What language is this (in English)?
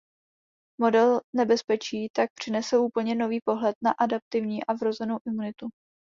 Czech